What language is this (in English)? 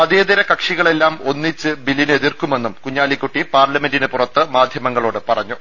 Malayalam